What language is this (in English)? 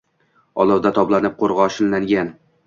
Uzbek